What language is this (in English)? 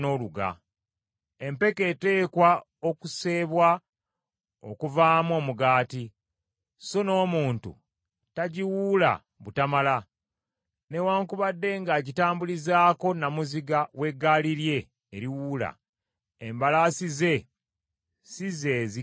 Ganda